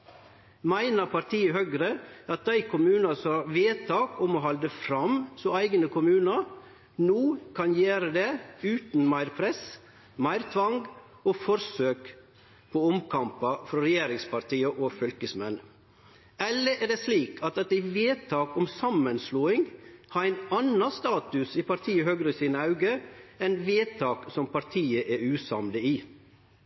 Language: Norwegian Nynorsk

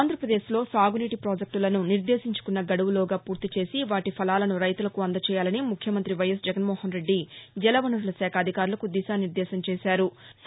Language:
Telugu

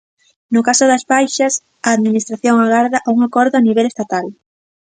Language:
Galician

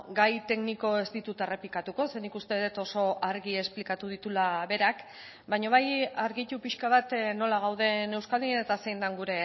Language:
Basque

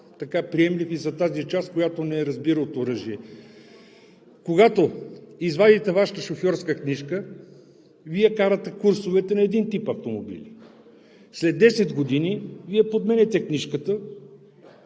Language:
Bulgarian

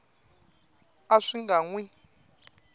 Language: Tsonga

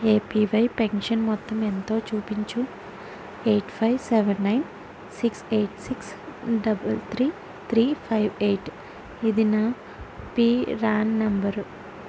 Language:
Telugu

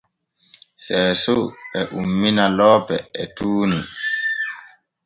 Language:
Borgu Fulfulde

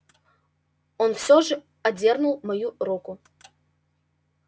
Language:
Russian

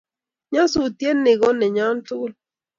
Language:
Kalenjin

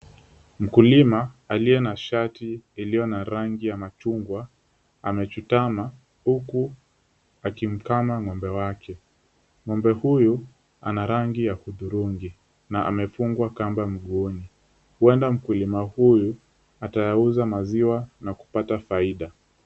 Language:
Swahili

